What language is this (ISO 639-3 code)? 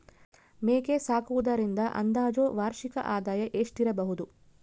kan